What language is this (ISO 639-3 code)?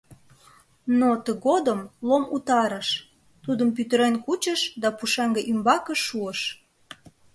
chm